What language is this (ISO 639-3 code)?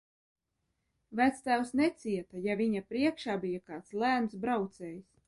lav